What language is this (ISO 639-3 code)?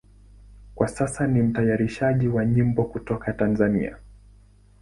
swa